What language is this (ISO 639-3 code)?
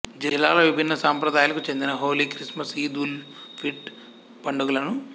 tel